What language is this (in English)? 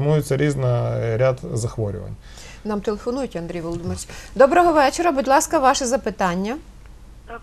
Ukrainian